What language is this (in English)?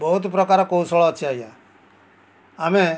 Odia